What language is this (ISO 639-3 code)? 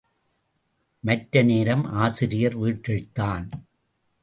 tam